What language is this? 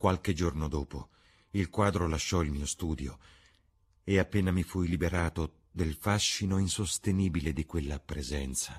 Italian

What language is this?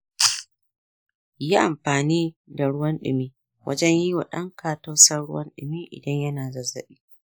Hausa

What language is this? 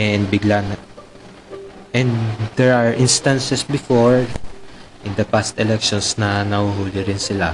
Filipino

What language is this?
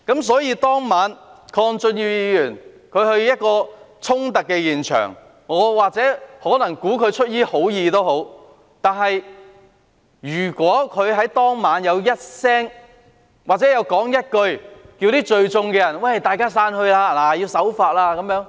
Cantonese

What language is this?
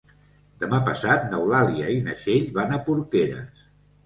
Catalan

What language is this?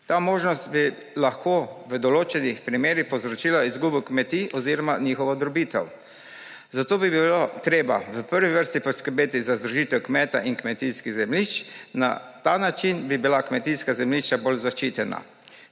Slovenian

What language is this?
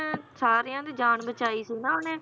Punjabi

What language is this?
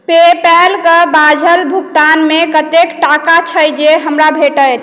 Maithili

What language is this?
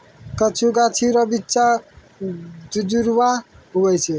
Maithili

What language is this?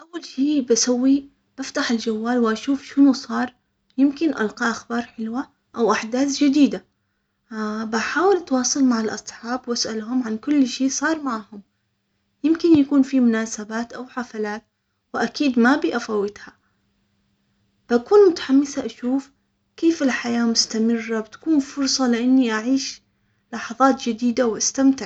Omani Arabic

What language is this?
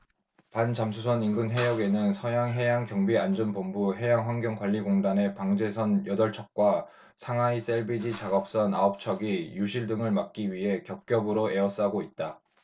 Korean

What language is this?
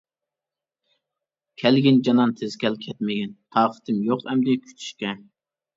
Uyghur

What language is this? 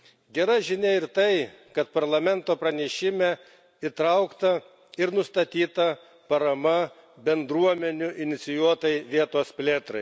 Lithuanian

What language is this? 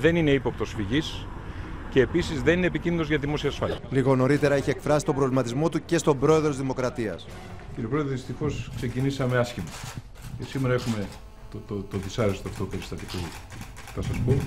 Greek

